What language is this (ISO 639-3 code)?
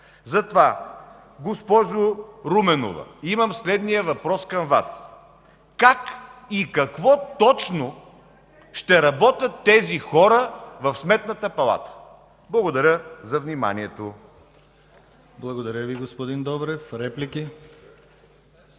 bul